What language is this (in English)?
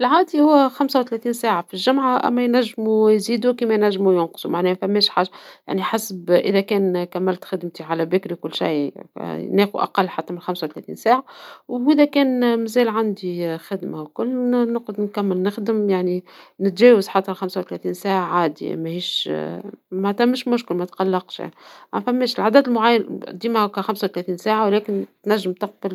Tunisian Arabic